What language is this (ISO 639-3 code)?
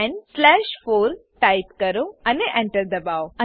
guj